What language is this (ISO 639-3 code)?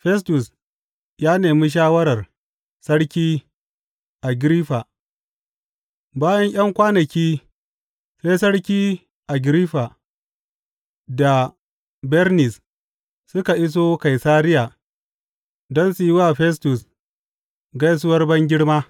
hau